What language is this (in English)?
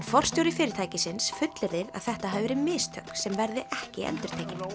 Icelandic